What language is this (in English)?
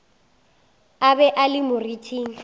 Northern Sotho